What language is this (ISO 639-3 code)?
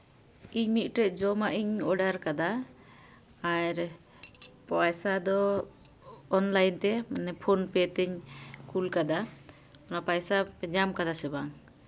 sat